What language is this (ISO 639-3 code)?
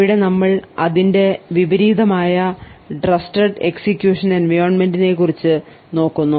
mal